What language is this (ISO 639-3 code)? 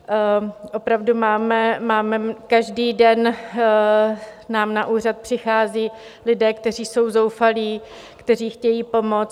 ces